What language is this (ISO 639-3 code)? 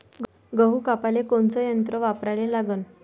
mar